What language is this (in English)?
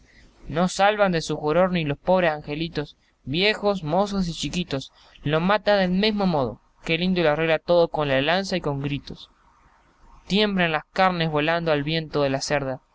Spanish